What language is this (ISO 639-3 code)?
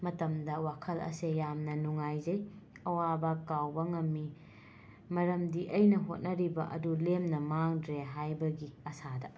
mni